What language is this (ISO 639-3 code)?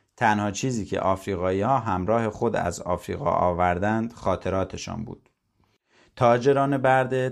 fas